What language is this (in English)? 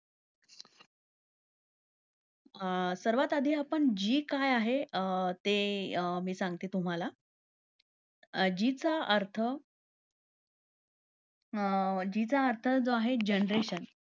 Marathi